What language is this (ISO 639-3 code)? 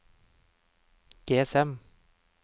nor